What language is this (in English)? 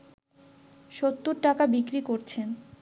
Bangla